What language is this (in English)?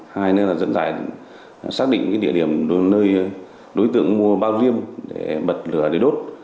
Vietnamese